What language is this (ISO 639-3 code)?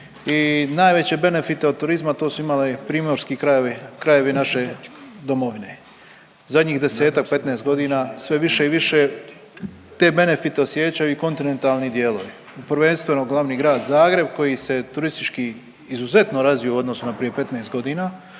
hrv